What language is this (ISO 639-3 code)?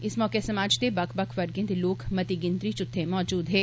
doi